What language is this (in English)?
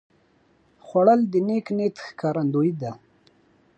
Pashto